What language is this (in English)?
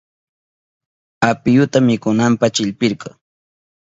Southern Pastaza Quechua